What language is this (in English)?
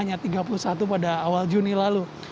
Indonesian